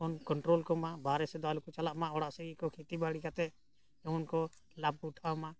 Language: Santali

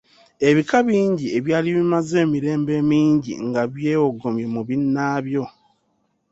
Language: Ganda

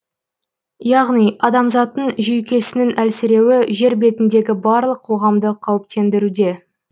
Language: Kazakh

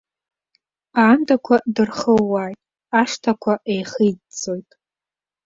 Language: Abkhazian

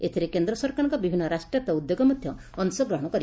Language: Odia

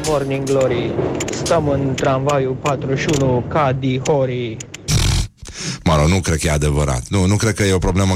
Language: Romanian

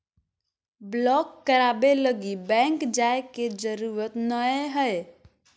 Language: Magahi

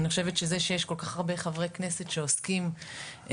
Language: Hebrew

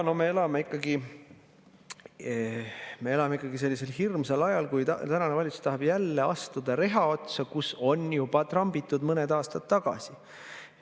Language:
Estonian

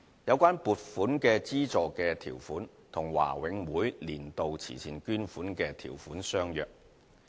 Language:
Cantonese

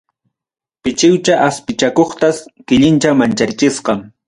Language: Ayacucho Quechua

